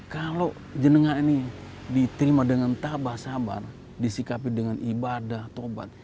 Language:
Indonesian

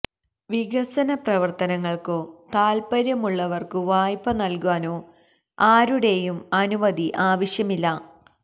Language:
Malayalam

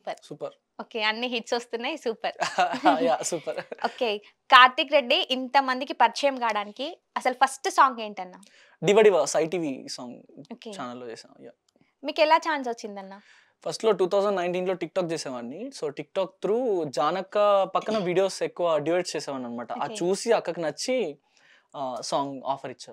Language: Telugu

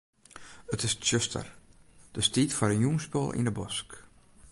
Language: Western Frisian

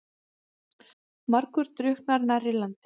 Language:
Icelandic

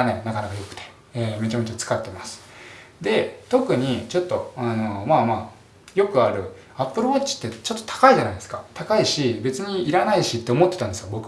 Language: Japanese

